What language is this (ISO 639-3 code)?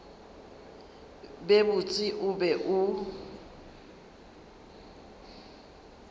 nso